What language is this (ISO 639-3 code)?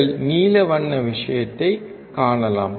tam